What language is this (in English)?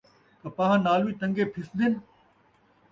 Saraiki